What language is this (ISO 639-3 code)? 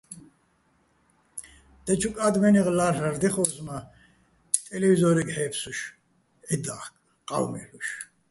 bbl